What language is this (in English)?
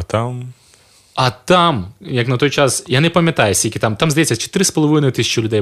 Ukrainian